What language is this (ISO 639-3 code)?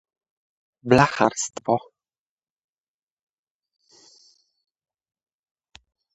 pol